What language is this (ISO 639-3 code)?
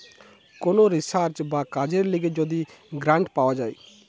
ben